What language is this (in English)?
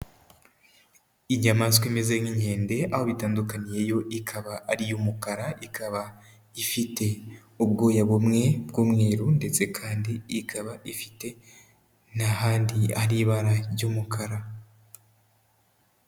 Kinyarwanda